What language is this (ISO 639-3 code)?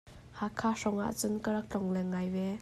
cnh